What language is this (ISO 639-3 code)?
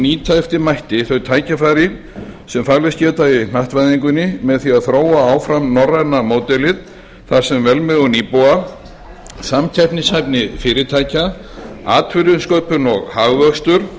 isl